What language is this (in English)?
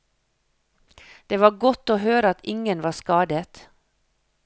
Norwegian